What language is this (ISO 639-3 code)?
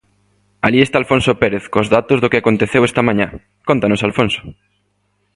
glg